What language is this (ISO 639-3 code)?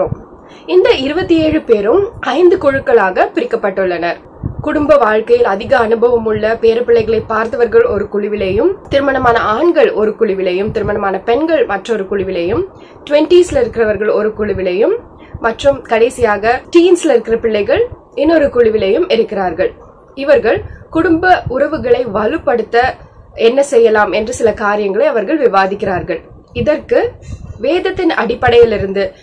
tam